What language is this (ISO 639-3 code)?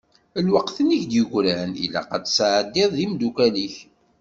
kab